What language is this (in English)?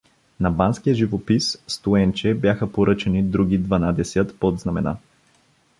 Bulgarian